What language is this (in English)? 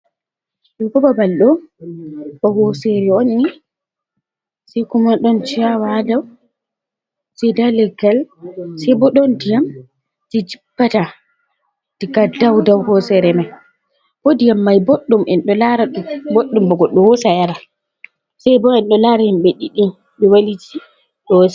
Fula